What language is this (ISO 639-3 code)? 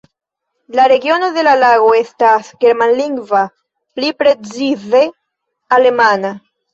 epo